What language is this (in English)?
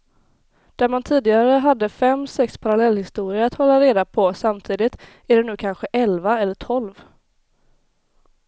Swedish